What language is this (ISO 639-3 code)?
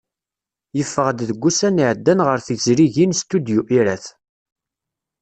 kab